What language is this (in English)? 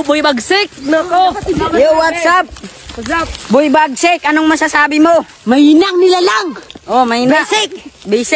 Filipino